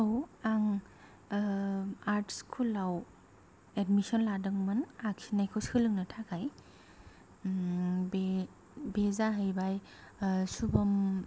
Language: Bodo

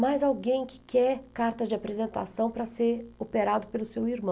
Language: Portuguese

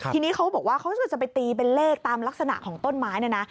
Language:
Thai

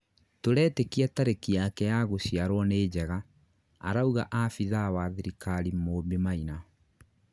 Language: Kikuyu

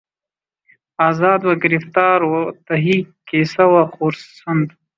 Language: Urdu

